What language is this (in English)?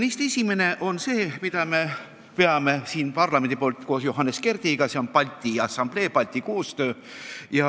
Estonian